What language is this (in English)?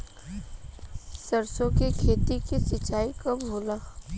Bhojpuri